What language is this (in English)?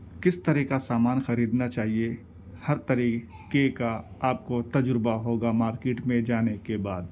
Urdu